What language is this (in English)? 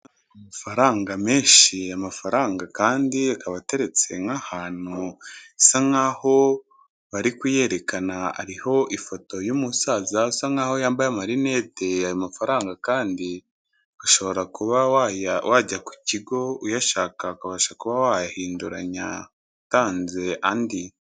Kinyarwanda